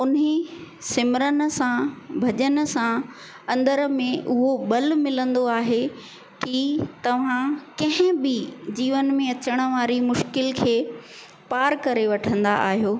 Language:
Sindhi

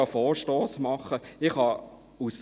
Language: Swiss German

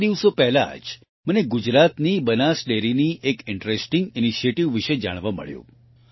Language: Gujarati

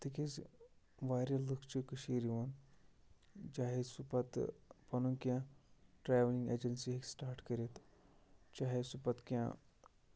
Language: Kashmiri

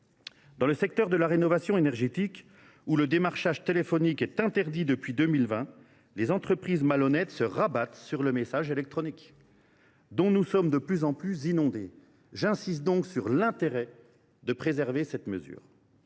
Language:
French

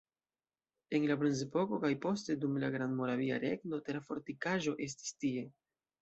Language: Esperanto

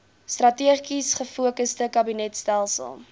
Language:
Afrikaans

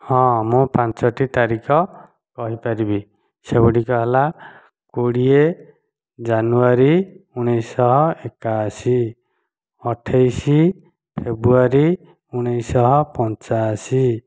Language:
Odia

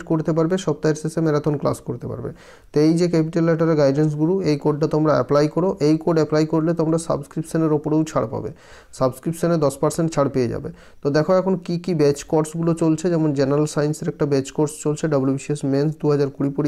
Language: Hindi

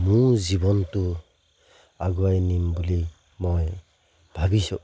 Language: Assamese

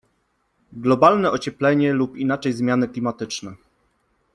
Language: Polish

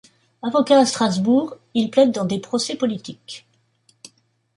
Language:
French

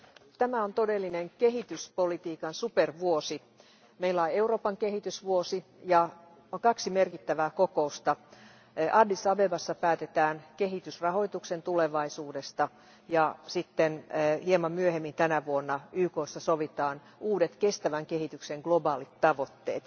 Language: Finnish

